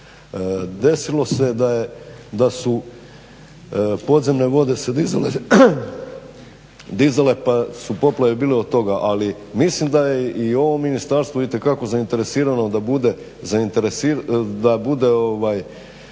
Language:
Croatian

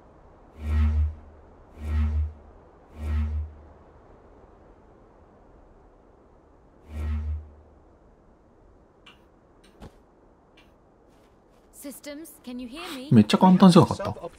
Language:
Japanese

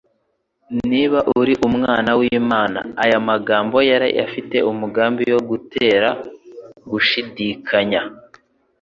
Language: Kinyarwanda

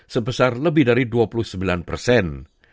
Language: Indonesian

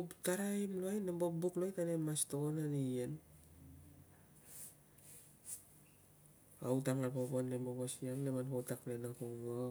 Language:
Tungag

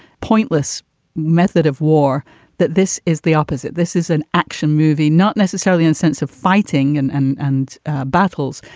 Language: English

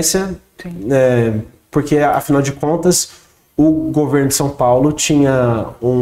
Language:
Portuguese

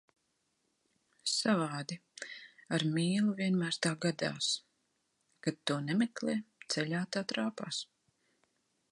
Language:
Latvian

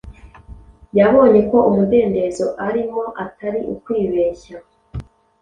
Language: Kinyarwanda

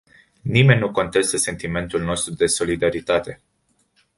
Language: Romanian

